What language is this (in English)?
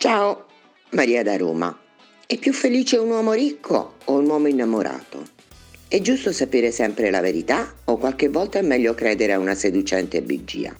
Italian